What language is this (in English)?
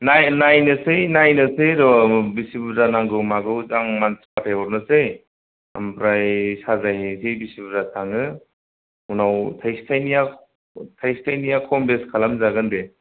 Bodo